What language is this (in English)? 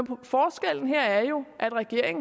Danish